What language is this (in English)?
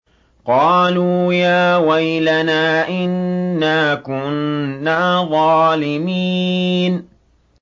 Arabic